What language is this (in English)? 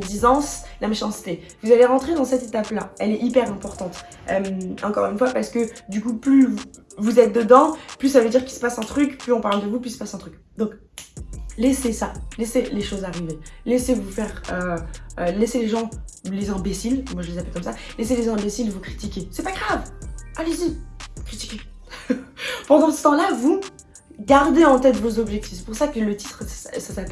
French